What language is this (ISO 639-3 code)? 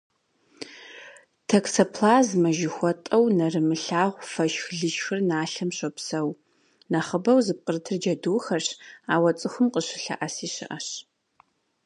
kbd